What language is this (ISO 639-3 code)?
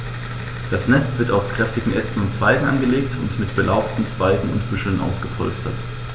deu